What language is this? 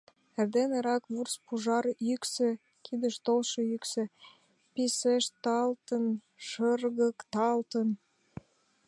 Mari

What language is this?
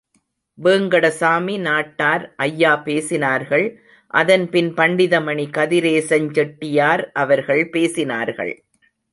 Tamil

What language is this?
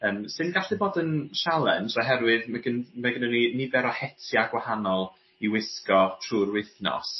Welsh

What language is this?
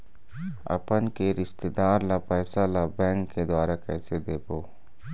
Chhattisgarhi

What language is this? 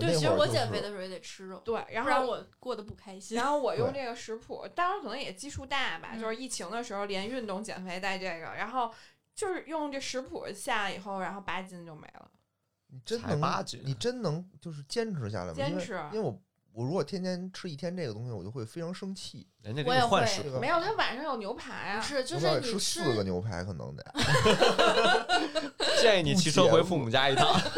Chinese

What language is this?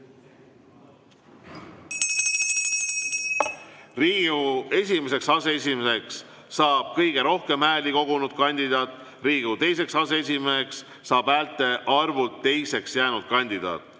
Estonian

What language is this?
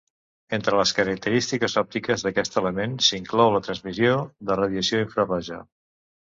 Catalan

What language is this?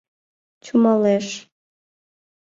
Mari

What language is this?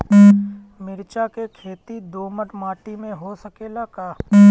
Bhojpuri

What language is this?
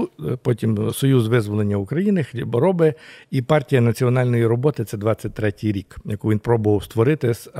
Ukrainian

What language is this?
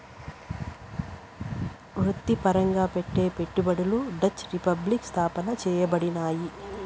Telugu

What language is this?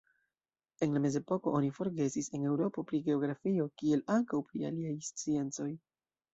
Esperanto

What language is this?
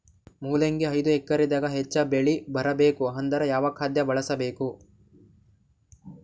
Kannada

